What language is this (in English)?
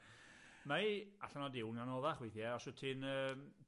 Welsh